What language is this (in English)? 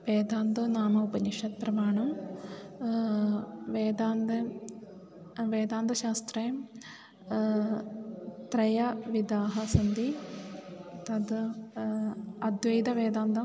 Sanskrit